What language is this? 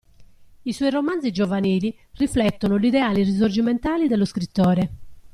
Italian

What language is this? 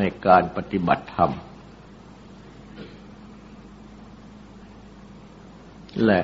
Thai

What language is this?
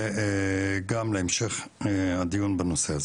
Hebrew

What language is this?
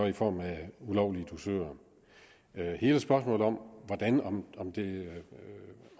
Danish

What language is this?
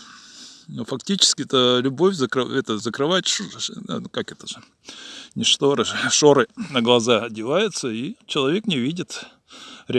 Russian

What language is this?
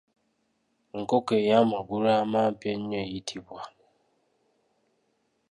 Ganda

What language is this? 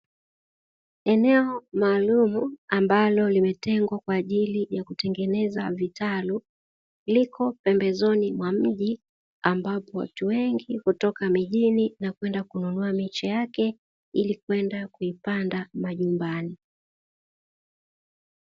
Swahili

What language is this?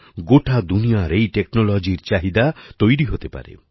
Bangla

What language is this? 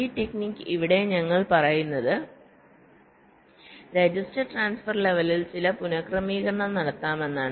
Malayalam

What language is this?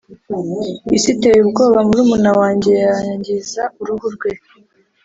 Kinyarwanda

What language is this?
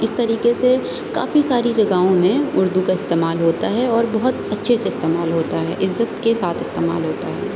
Urdu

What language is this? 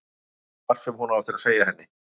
Icelandic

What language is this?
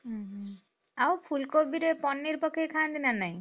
Odia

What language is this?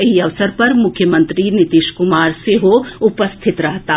Maithili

